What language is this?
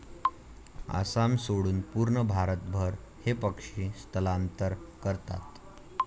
Marathi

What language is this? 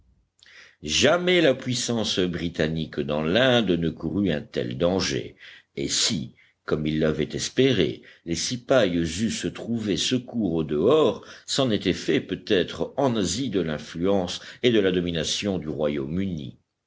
French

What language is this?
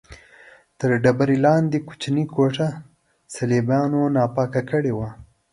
Pashto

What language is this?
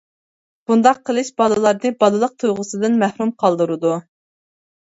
Uyghur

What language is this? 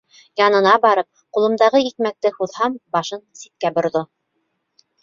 Bashkir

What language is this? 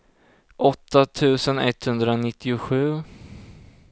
Swedish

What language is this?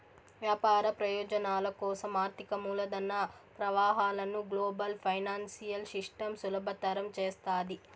Telugu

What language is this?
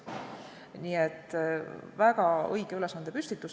Estonian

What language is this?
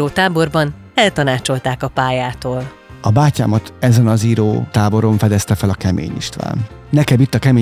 Hungarian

